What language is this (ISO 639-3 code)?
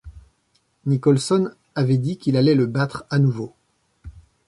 fra